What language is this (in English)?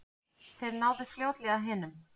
Icelandic